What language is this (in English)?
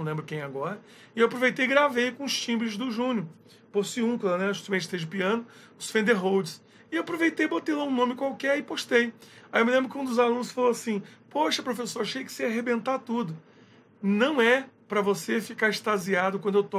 Portuguese